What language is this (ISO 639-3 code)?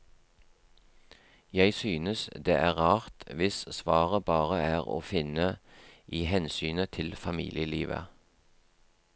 nor